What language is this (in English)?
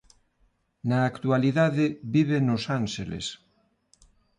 Galician